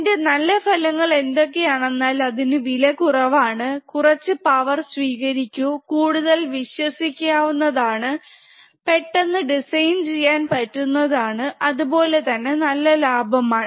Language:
Malayalam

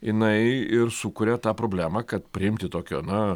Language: Lithuanian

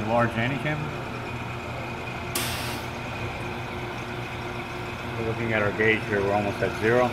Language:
English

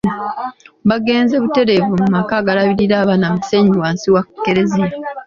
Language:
Ganda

